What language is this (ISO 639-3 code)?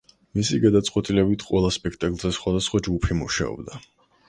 kat